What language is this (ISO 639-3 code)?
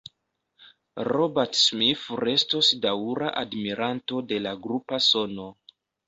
epo